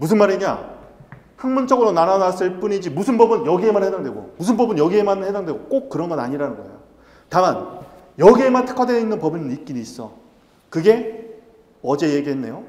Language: Korean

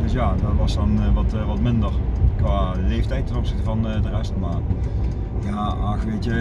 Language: Dutch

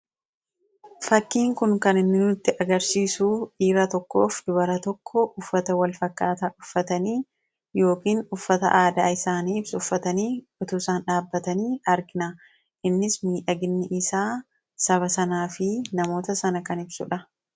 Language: Oromo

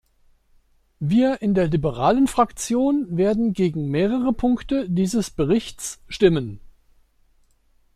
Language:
German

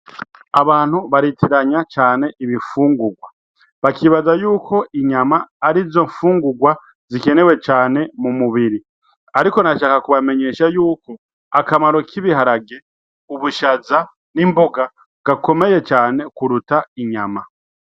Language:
Rundi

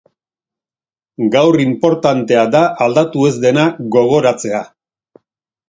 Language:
Basque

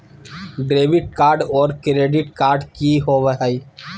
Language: Magahi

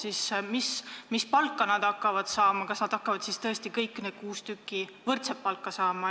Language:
Estonian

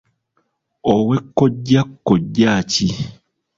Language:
Ganda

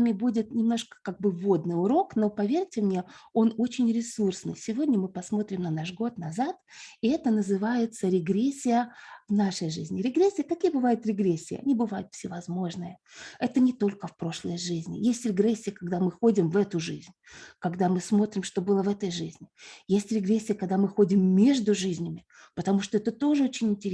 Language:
Russian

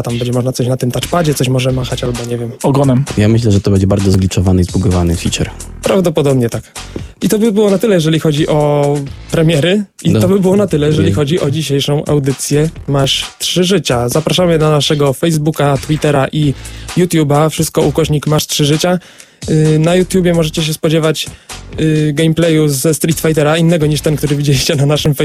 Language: Polish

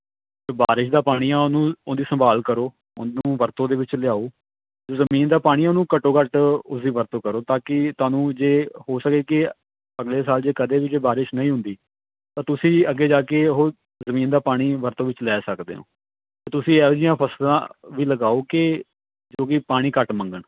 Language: Punjabi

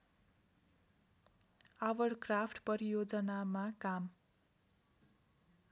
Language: Nepali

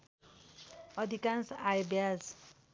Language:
Nepali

